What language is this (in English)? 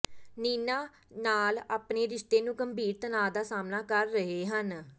Punjabi